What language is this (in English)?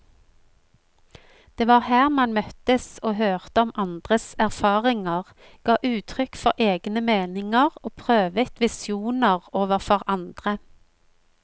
Norwegian